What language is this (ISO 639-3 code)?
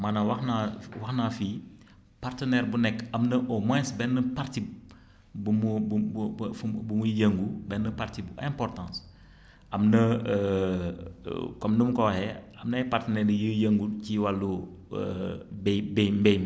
wol